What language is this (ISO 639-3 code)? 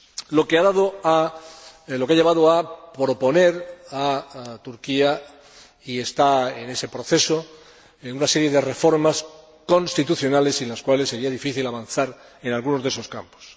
spa